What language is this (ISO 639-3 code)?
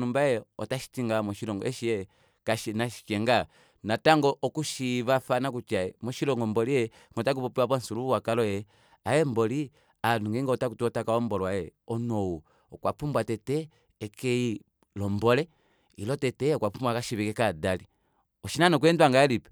kua